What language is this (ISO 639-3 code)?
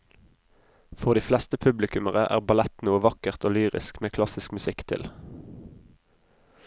nor